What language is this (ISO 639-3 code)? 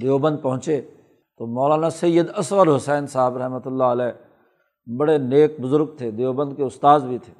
urd